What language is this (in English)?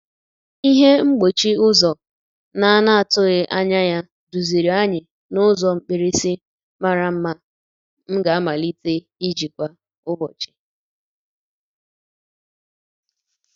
Igbo